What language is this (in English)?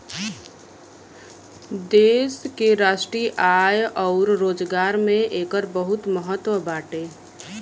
Bhojpuri